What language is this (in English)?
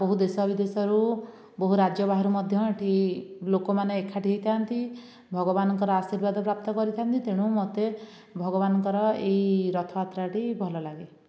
Odia